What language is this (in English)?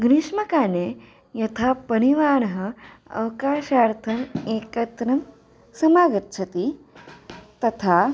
Sanskrit